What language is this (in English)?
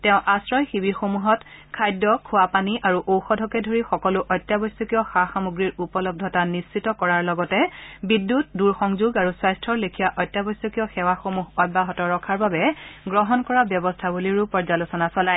Assamese